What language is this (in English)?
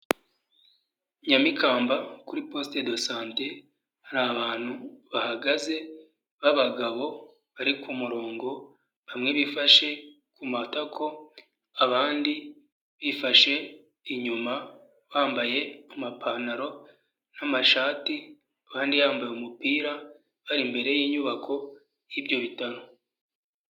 Kinyarwanda